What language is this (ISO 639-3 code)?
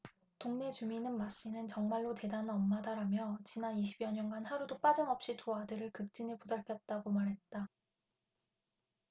kor